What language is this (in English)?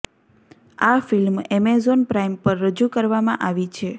Gujarati